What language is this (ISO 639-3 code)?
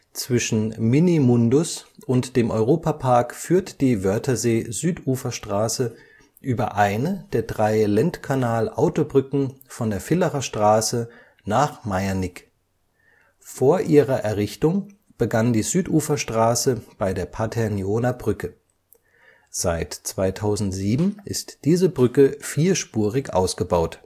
deu